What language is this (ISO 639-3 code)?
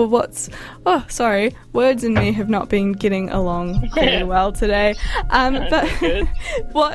eng